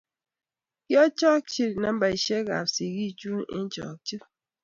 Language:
Kalenjin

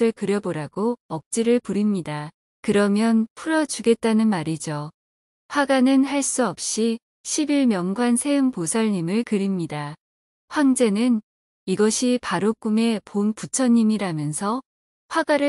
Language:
Korean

